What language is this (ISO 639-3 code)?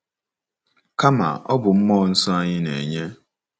ibo